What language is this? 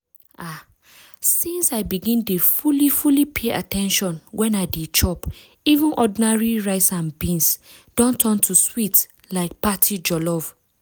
Nigerian Pidgin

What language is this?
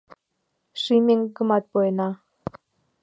Mari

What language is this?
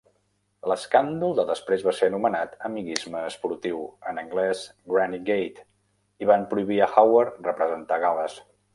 Catalan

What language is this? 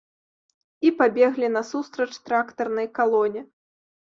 Belarusian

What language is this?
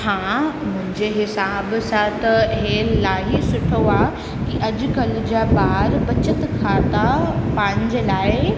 Sindhi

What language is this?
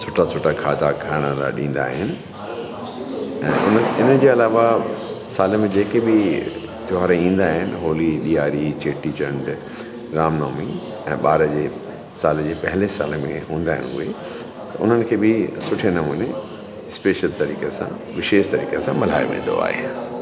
Sindhi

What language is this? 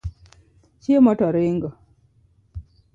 Luo (Kenya and Tanzania)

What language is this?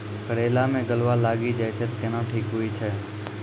Maithili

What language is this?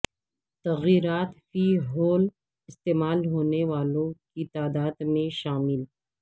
Urdu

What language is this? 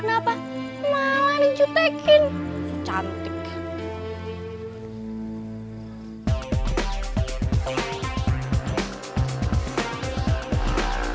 Indonesian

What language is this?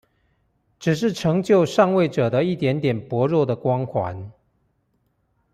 Chinese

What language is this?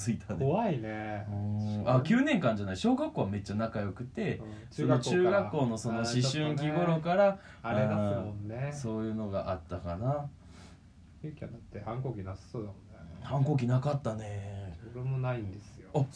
Japanese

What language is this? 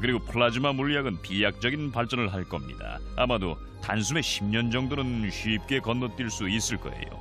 Korean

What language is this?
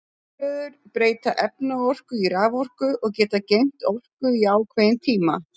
Icelandic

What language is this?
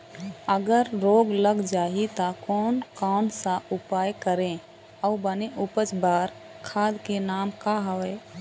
Chhattisgarhi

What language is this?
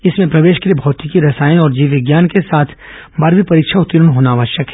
Hindi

